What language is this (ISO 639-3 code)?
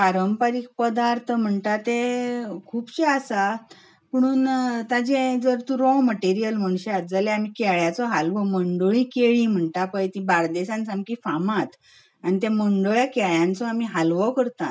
kok